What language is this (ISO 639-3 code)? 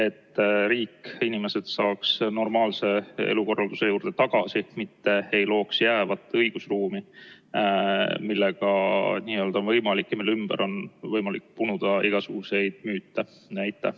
est